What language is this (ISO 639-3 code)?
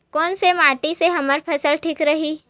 hne